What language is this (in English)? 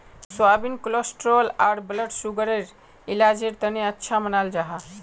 Magahi